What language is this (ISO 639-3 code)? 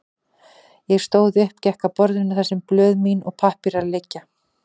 isl